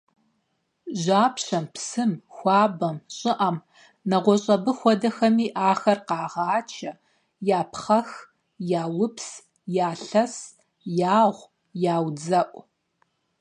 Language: Kabardian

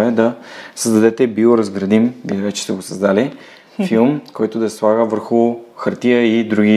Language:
Bulgarian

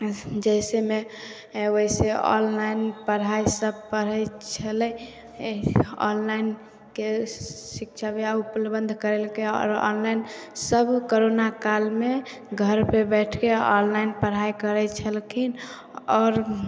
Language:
Maithili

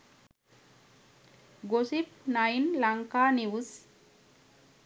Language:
Sinhala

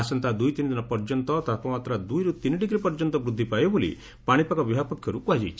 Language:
Odia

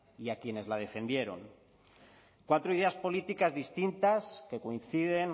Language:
Spanish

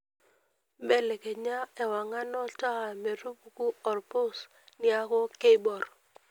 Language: Masai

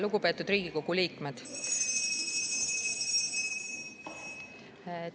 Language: Estonian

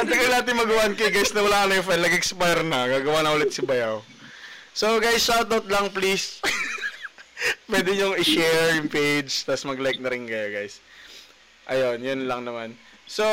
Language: Filipino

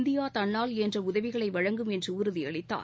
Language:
Tamil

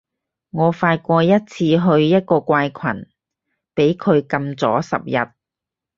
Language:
Cantonese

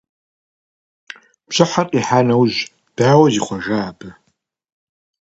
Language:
Kabardian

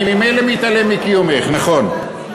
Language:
Hebrew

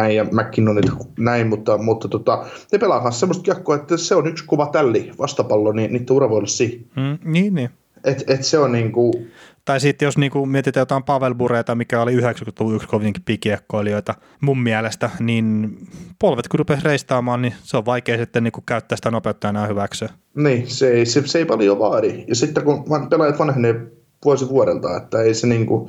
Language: Finnish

